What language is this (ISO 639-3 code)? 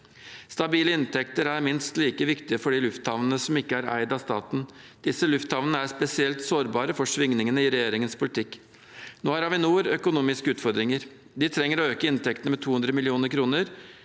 nor